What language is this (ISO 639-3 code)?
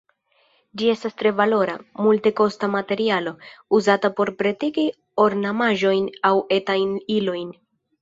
epo